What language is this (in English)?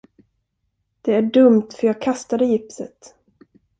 Swedish